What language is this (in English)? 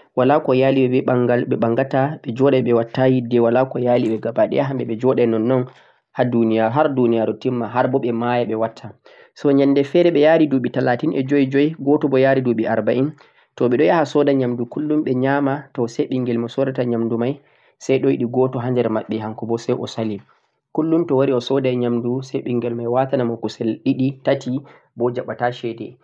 Central-Eastern Niger Fulfulde